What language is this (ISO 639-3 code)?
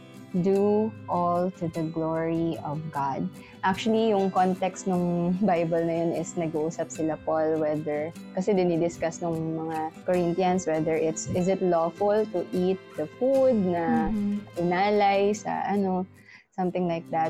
fil